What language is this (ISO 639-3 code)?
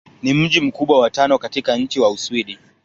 swa